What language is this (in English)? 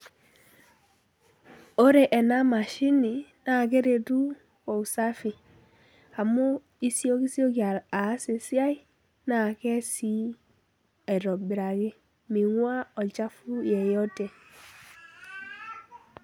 Masai